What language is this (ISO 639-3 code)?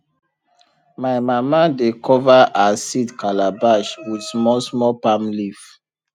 pcm